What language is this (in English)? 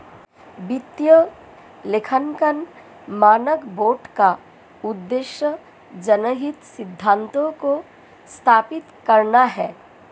Hindi